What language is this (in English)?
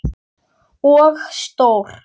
Icelandic